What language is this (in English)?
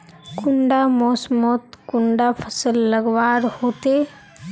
Magahi